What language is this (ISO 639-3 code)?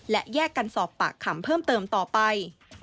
tha